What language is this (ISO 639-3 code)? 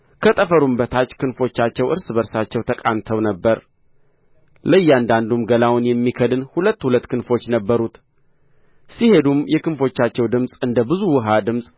amh